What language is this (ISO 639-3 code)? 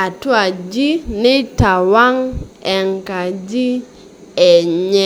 mas